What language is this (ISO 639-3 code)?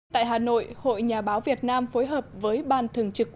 vie